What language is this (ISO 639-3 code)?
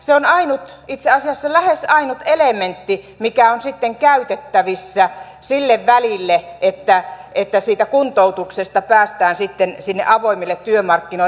fin